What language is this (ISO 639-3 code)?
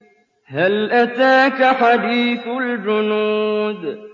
ara